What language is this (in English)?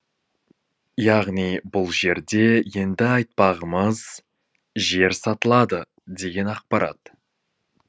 Kazakh